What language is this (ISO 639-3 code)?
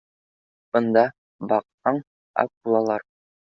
bak